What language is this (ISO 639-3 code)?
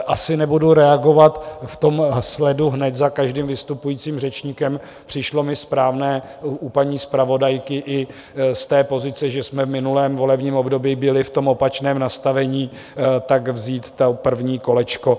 ces